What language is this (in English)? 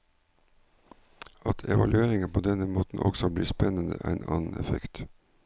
Norwegian